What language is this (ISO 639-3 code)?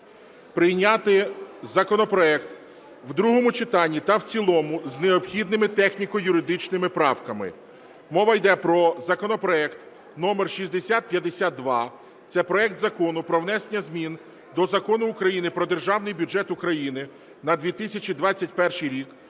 ukr